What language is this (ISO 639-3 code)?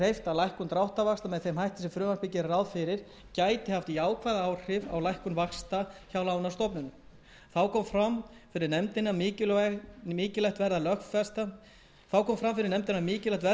isl